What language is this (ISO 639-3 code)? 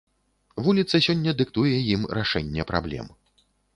bel